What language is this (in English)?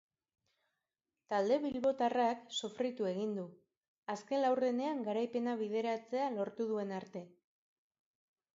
Basque